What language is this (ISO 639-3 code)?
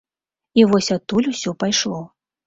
bel